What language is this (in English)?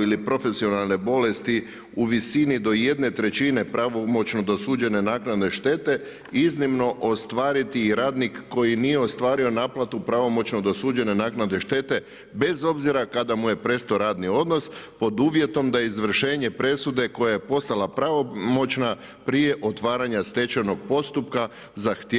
Croatian